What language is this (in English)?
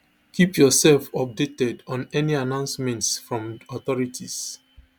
Nigerian Pidgin